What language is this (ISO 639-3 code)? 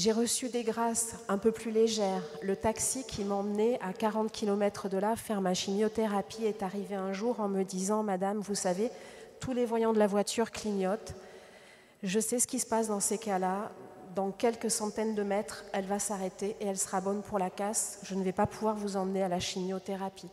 fra